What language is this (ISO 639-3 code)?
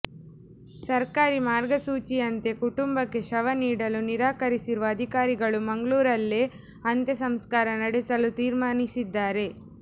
kan